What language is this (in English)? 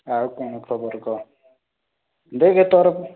Odia